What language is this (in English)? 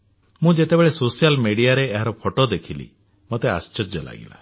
Odia